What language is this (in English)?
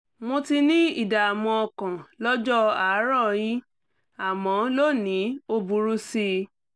Yoruba